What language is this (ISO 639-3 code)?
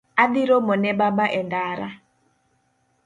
luo